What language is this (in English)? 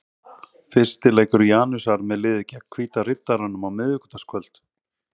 Icelandic